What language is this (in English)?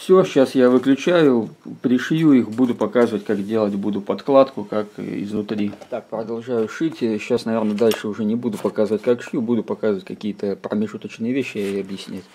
Russian